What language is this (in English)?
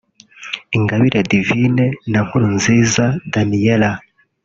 Kinyarwanda